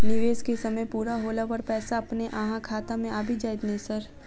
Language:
Maithili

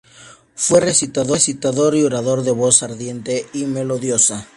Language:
Spanish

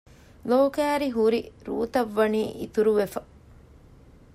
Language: Divehi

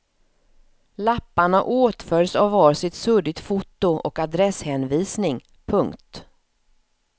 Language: Swedish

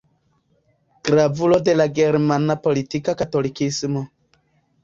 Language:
Esperanto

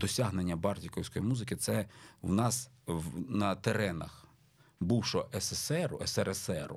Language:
Ukrainian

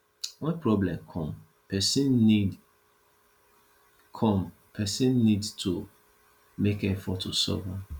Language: Nigerian Pidgin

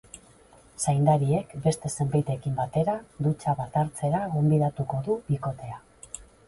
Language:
Basque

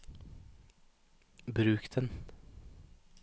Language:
Norwegian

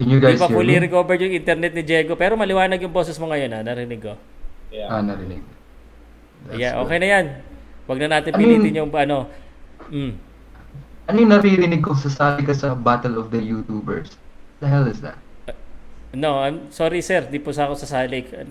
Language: Filipino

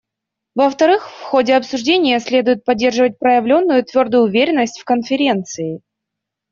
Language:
Russian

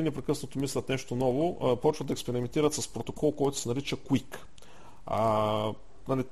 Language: Bulgarian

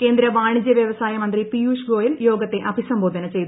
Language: Malayalam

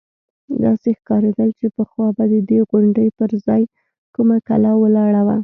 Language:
Pashto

